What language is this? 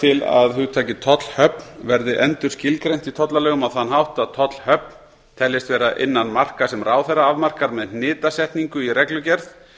Icelandic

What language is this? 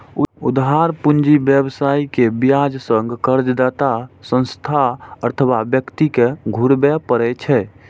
Maithili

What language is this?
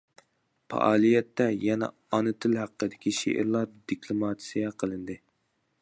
Uyghur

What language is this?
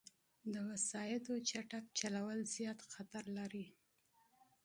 Pashto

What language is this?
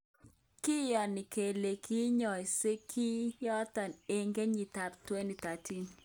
Kalenjin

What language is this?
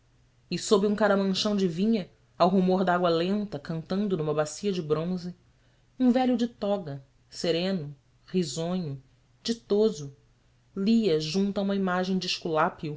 Portuguese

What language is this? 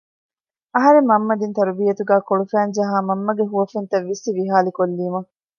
Divehi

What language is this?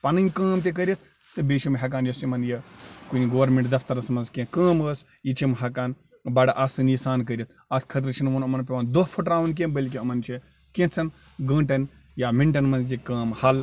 Kashmiri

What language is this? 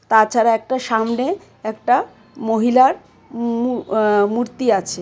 Bangla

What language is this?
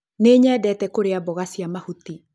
Kikuyu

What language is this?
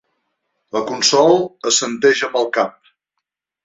Catalan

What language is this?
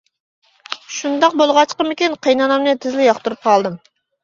Uyghur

